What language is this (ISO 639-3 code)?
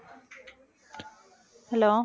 tam